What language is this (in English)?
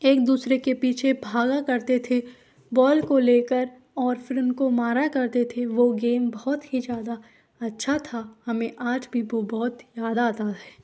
Hindi